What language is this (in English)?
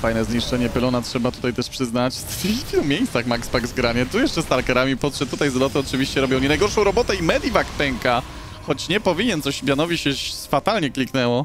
Polish